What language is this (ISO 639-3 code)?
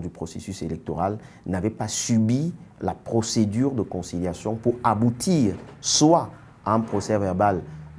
fra